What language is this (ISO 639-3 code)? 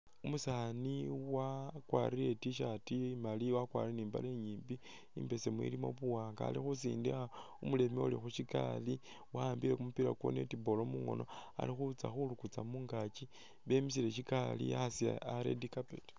myx